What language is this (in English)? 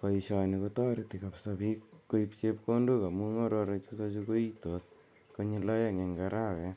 Kalenjin